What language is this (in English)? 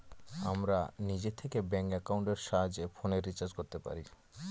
Bangla